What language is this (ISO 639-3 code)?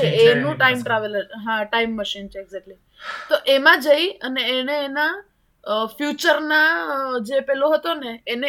guj